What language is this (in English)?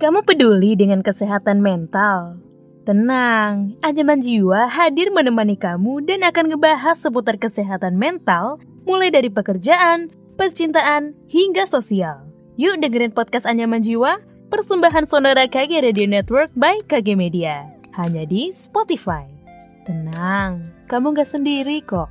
Indonesian